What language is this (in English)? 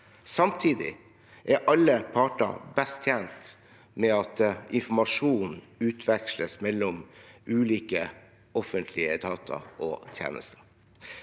Norwegian